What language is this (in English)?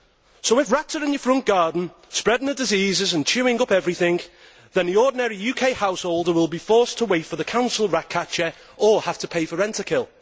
English